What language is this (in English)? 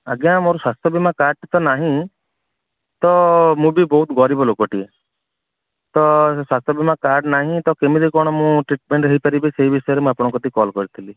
Odia